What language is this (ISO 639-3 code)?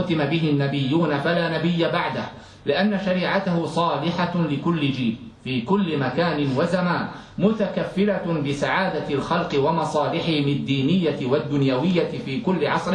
ara